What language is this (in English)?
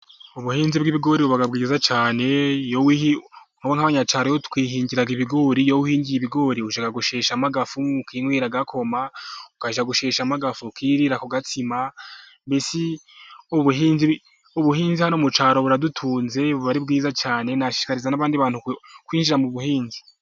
Kinyarwanda